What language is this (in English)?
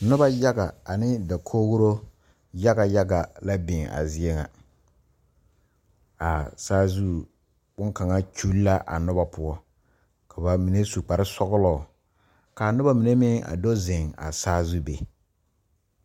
Southern Dagaare